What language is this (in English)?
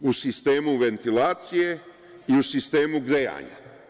Serbian